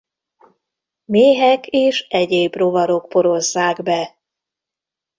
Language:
Hungarian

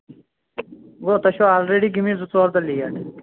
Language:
Kashmiri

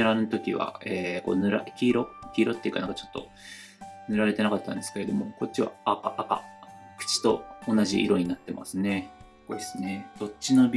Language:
Japanese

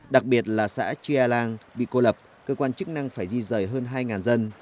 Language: Vietnamese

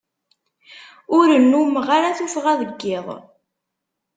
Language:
Kabyle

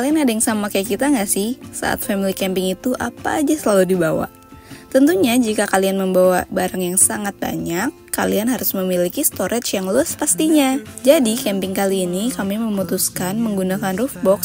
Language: Indonesian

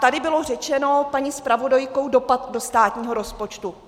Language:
Czech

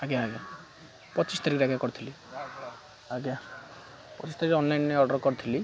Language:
Odia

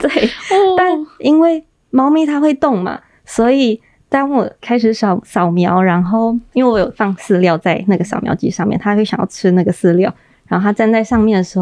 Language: Chinese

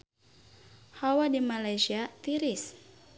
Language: Sundanese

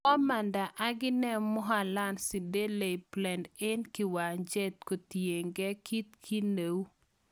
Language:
Kalenjin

